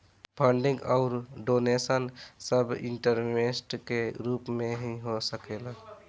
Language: Bhojpuri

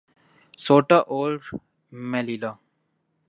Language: Urdu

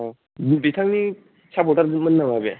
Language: Bodo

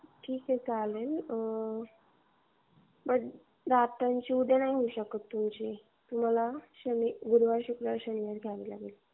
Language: Marathi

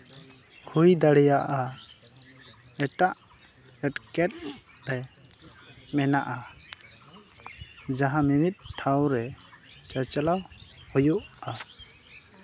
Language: Santali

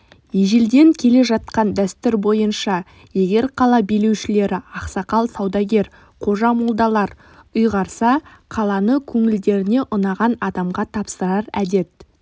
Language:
Kazakh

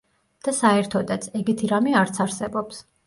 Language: Georgian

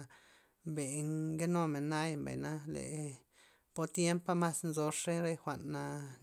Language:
Loxicha Zapotec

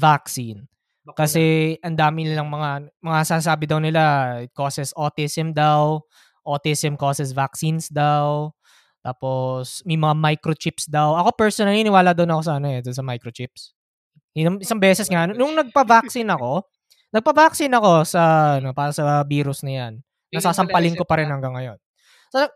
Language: Filipino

